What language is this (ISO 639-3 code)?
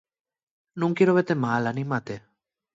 ast